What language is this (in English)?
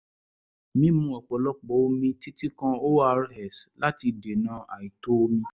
Yoruba